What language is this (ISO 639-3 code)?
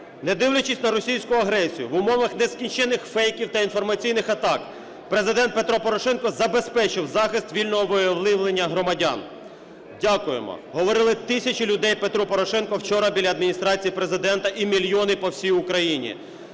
ukr